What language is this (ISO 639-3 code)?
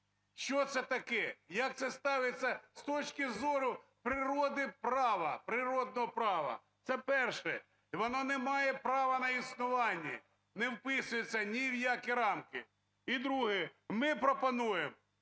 ukr